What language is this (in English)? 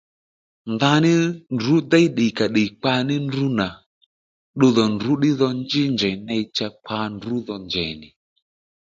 Lendu